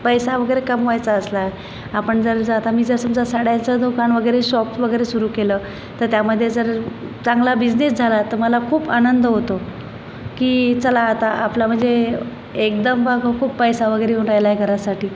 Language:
Marathi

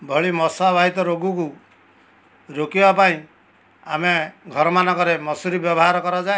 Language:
Odia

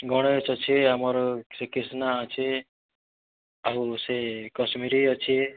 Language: Odia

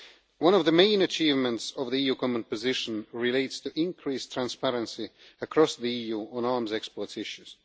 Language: English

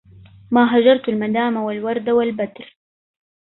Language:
Arabic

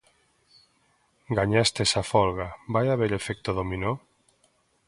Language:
Galician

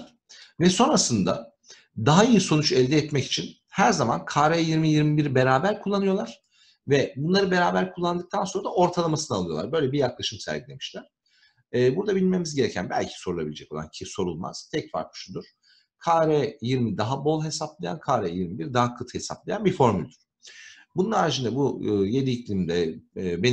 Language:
Turkish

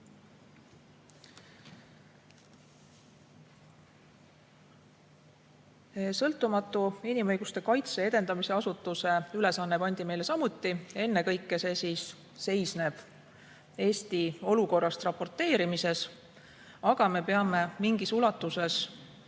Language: Estonian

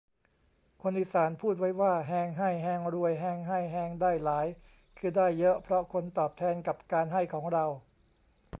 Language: Thai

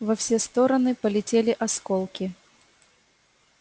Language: Russian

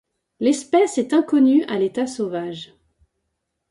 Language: French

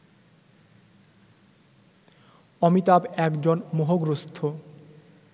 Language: Bangla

